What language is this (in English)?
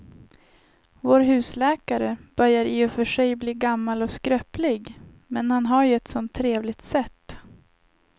Swedish